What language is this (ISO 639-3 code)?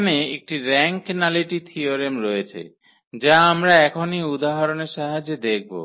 ben